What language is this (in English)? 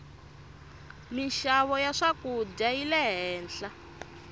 Tsonga